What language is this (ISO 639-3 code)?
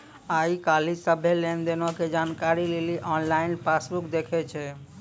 mai